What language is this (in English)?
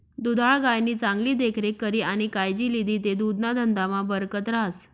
Marathi